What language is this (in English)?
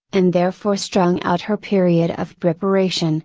English